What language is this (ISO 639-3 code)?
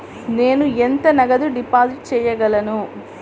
tel